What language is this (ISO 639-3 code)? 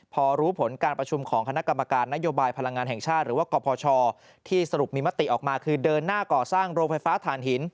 tha